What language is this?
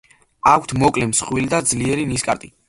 Georgian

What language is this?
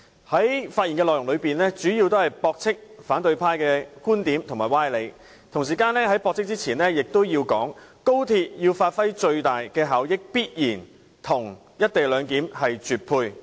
Cantonese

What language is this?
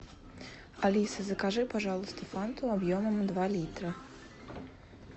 Russian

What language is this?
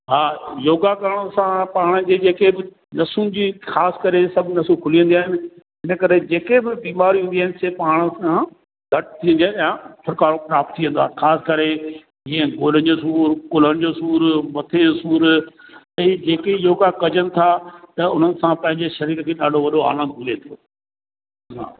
Sindhi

